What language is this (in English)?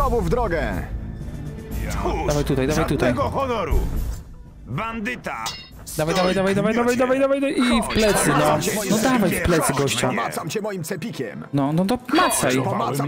Polish